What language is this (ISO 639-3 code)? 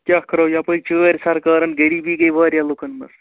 kas